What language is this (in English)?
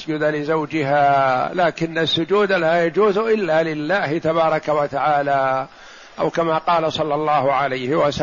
Arabic